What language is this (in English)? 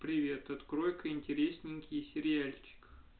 Russian